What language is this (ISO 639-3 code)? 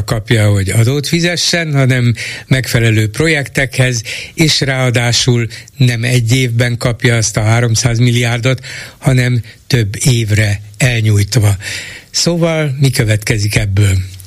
hun